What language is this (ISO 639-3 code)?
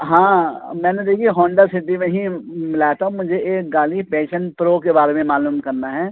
urd